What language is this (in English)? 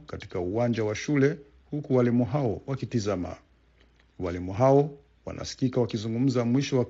Swahili